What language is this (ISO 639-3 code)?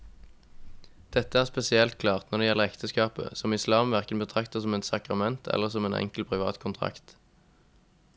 nor